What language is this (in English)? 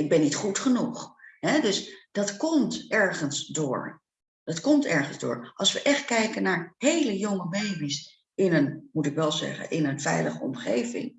Dutch